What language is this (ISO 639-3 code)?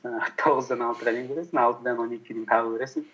kaz